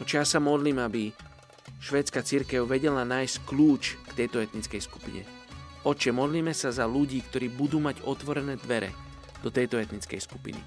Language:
Slovak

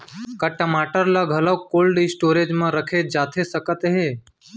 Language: Chhattisgarhi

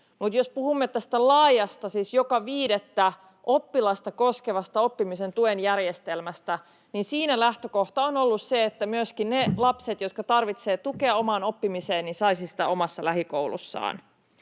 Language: Finnish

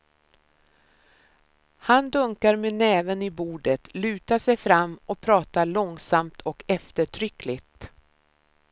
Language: Swedish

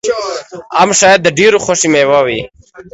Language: Pashto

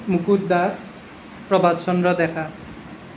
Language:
Assamese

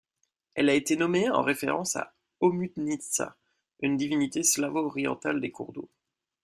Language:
French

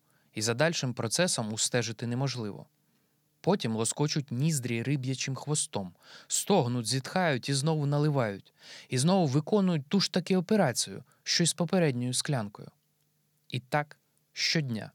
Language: Ukrainian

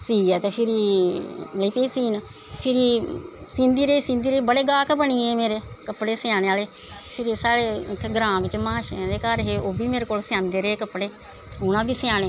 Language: Dogri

